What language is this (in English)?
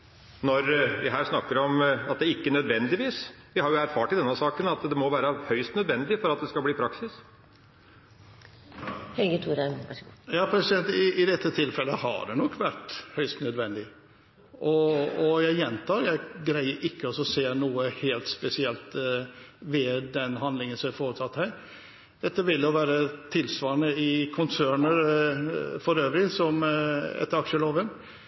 Norwegian Bokmål